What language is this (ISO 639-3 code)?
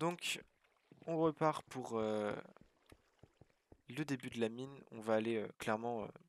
fra